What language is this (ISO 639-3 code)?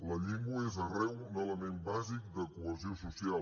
cat